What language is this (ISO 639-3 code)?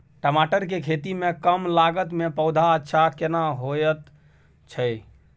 mai